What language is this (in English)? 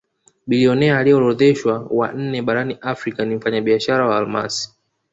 Swahili